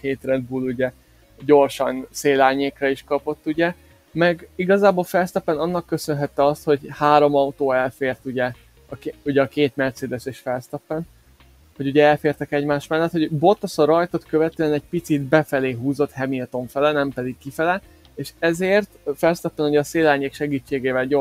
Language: Hungarian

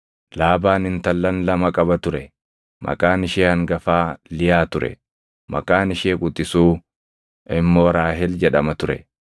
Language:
Oromo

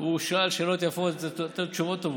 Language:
Hebrew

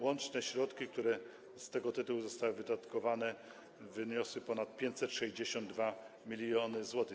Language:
Polish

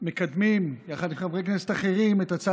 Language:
Hebrew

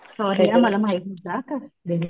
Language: Marathi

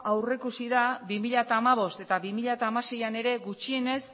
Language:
Basque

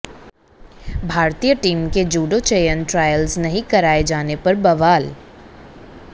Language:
Hindi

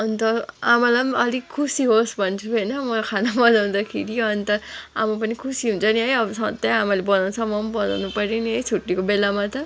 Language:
Nepali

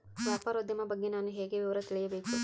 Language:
Kannada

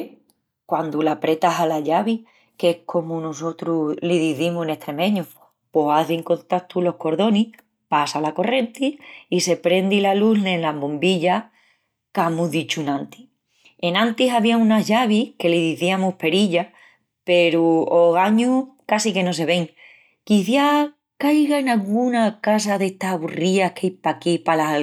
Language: Extremaduran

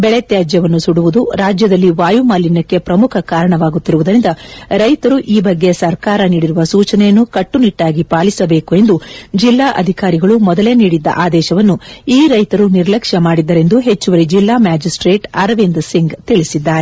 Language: Kannada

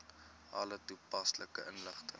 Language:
Afrikaans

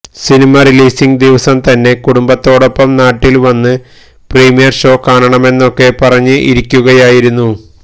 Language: Malayalam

